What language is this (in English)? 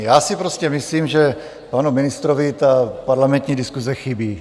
Czech